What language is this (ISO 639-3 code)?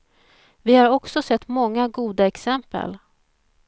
swe